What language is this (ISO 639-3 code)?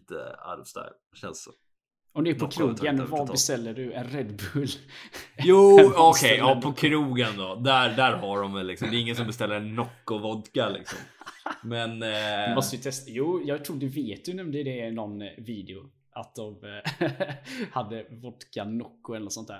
swe